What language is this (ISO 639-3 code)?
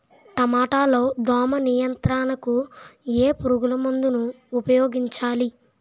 tel